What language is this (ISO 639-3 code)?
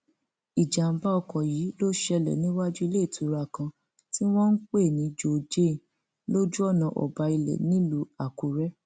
yor